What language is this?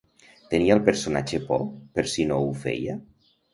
Catalan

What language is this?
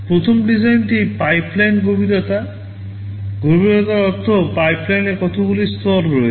Bangla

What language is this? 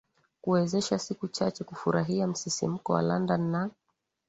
Swahili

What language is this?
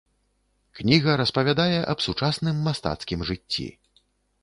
Belarusian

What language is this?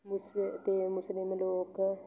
Punjabi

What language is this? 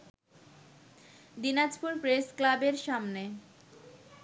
Bangla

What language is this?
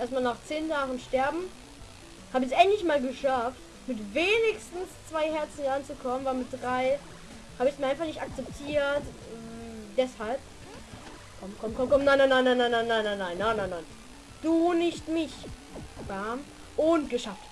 German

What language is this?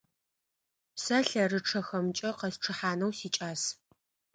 Adyghe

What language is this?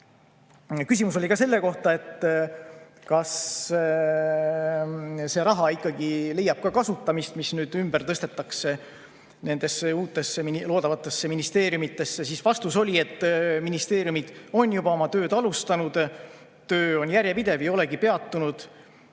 Estonian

